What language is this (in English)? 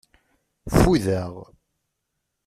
Kabyle